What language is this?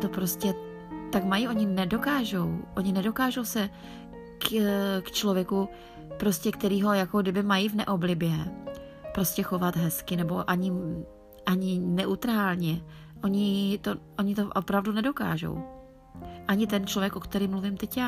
Czech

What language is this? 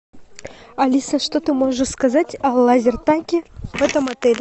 Russian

